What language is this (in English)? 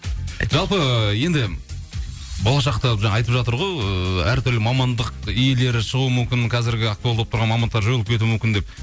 Kazakh